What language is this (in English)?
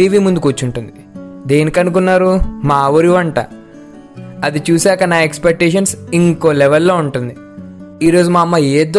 Telugu